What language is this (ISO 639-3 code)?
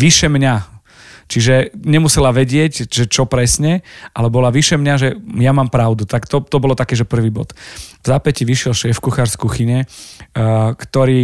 slk